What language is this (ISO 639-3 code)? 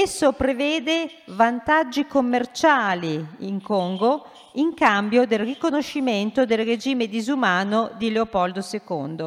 ita